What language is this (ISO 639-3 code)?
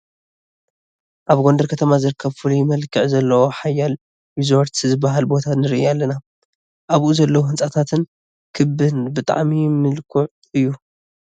tir